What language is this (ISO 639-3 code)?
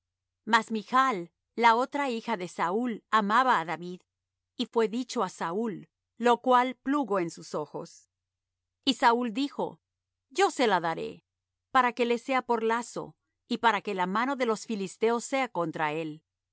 spa